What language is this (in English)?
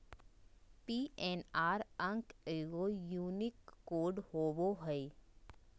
Magahi